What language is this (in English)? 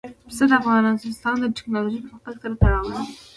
Pashto